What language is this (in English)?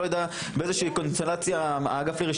Hebrew